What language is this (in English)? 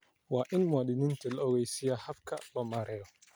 Somali